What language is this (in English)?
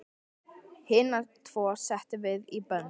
Icelandic